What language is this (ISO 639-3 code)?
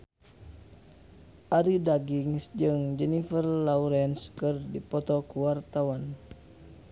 sun